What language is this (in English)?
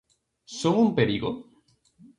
Galician